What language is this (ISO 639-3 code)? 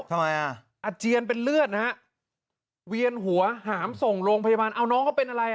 tha